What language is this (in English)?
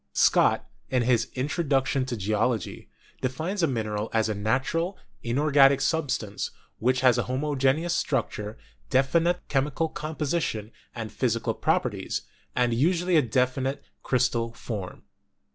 English